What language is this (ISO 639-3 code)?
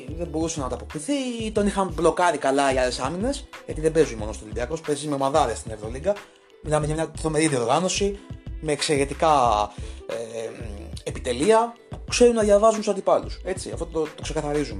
ell